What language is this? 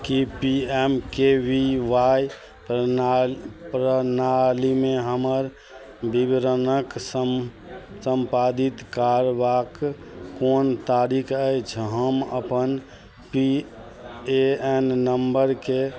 Maithili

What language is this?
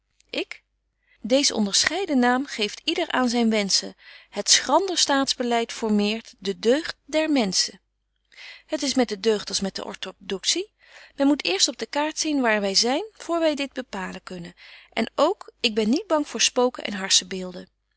Dutch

